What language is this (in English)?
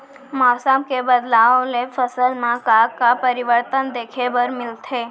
Chhattisgarhi